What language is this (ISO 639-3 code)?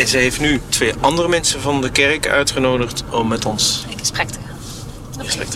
nld